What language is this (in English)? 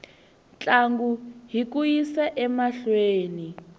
Tsonga